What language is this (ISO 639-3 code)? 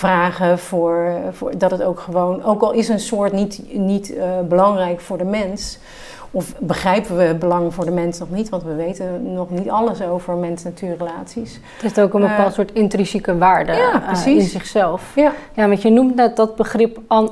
nld